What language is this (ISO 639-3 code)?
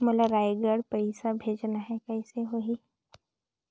hne